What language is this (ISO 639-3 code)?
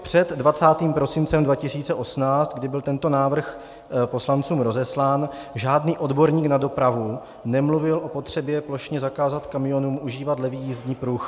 ces